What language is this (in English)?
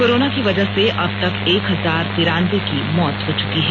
Hindi